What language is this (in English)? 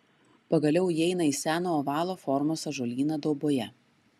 Lithuanian